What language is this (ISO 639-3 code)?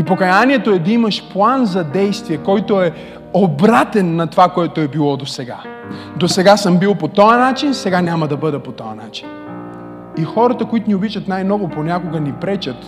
bul